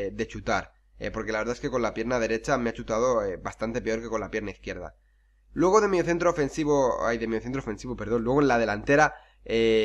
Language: Spanish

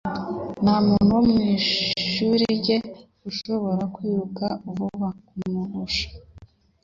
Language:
Kinyarwanda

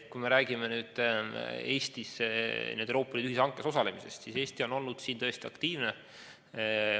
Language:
Estonian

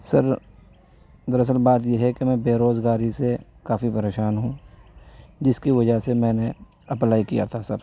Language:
Urdu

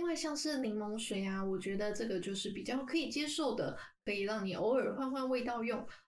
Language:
Chinese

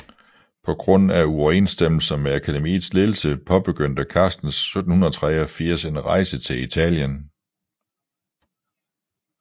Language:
Danish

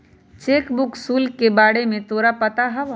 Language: Magahi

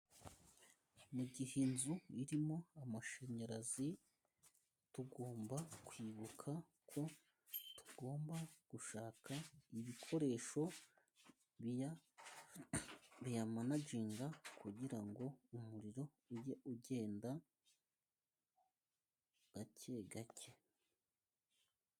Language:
Kinyarwanda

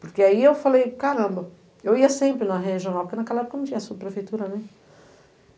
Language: Portuguese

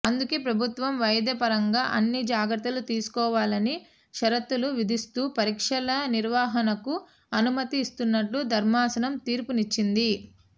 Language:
Telugu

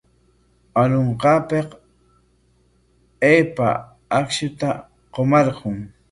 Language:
Corongo Ancash Quechua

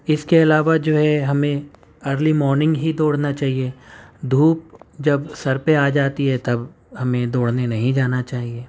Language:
Urdu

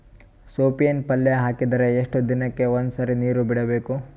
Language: Kannada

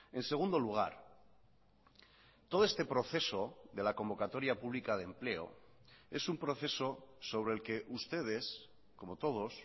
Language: Spanish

